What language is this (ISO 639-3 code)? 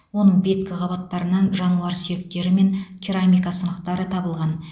kaz